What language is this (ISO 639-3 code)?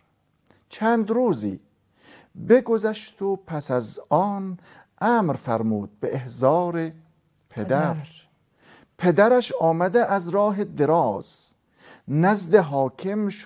fas